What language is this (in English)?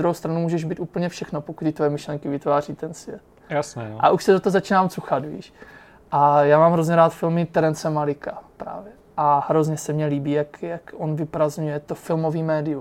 Czech